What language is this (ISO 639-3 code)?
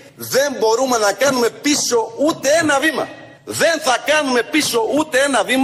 ell